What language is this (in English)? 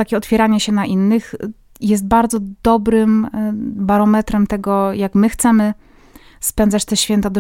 Polish